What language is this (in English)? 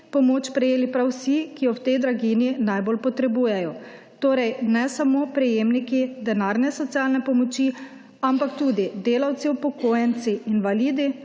Slovenian